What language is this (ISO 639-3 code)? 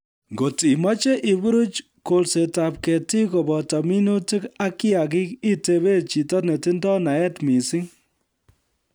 kln